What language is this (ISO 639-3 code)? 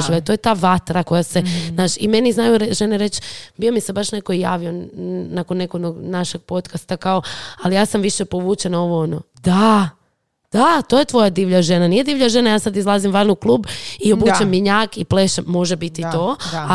hrv